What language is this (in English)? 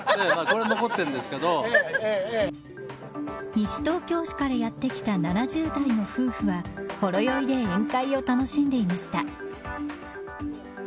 Japanese